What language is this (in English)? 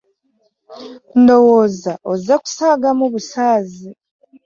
Ganda